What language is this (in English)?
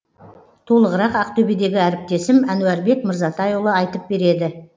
Kazakh